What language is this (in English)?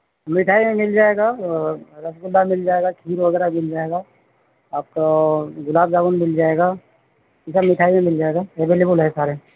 Urdu